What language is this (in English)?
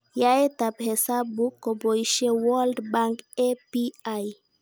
Kalenjin